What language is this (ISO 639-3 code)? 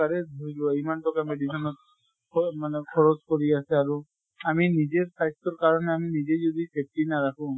asm